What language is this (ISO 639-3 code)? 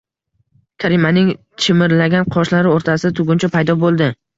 uzb